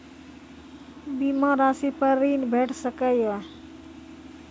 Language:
Maithili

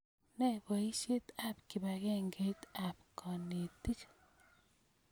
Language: Kalenjin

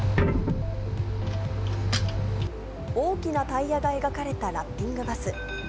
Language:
Japanese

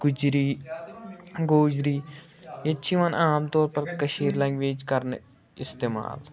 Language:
Kashmiri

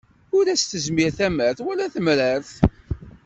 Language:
Kabyle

